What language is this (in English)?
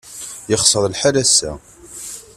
Kabyle